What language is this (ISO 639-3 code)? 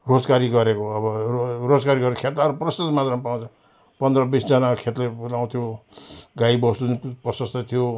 nep